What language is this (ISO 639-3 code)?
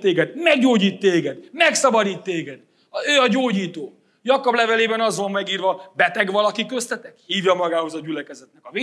hun